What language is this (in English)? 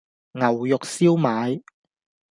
Cantonese